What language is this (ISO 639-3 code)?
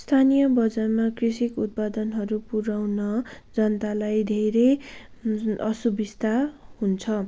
nep